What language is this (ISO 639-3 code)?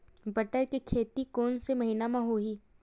hne